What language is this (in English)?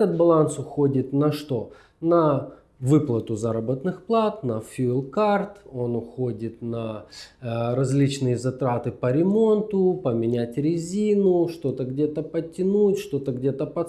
Russian